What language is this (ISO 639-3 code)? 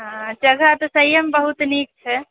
mai